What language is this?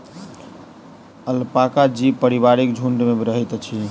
Maithili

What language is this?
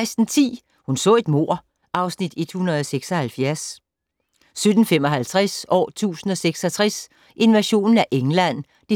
Danish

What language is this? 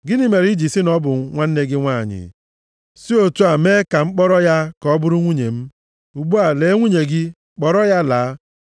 Igbo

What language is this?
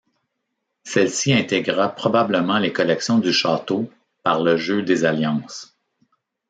French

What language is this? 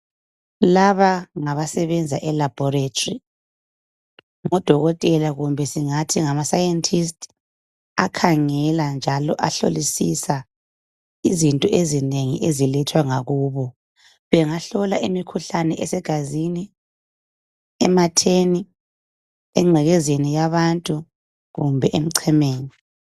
North Ndebele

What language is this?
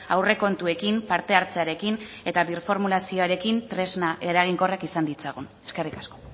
Basque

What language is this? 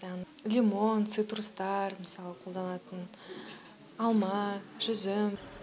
Kazakh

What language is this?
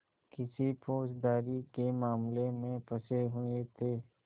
Hindi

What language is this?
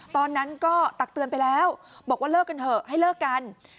Thai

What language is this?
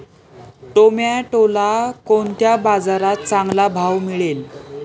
Marathi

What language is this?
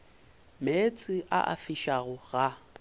Northern Sotho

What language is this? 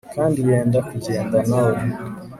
Kinyarwanda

